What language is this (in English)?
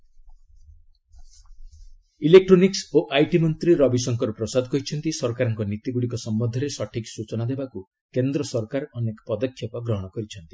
Odia